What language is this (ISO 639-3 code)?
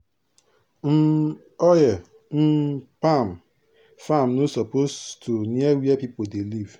pcm